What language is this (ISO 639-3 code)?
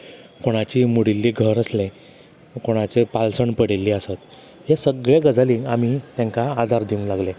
kok